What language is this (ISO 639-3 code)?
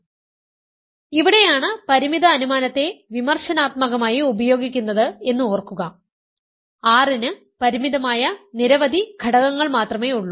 mal